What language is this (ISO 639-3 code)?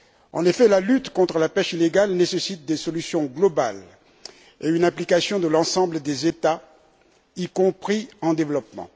fra